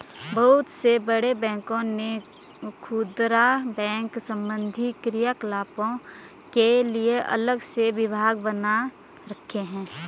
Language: Hindi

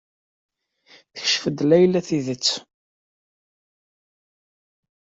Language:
Kabyle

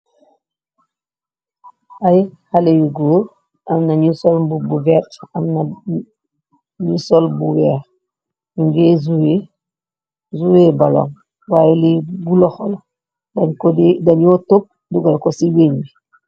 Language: Wolof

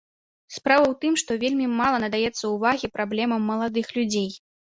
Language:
Belarusian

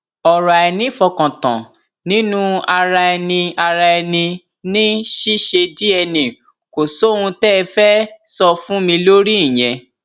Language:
Yoruba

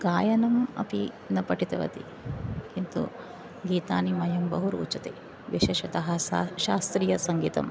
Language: Sanskrit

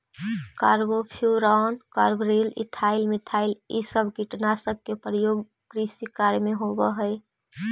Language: Magahi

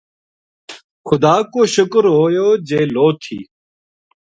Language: Gujari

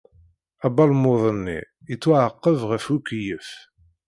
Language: Kabyle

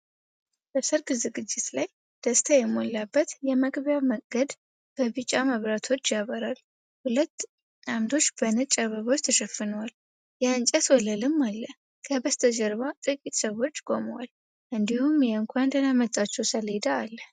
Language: Amharic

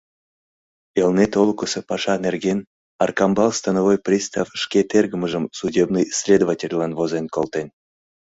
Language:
Mari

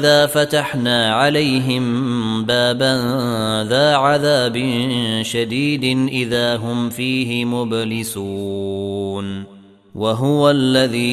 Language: Arabic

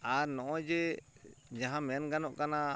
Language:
Santali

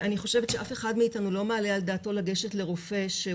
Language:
Hebrew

